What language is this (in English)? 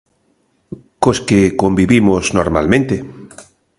Galician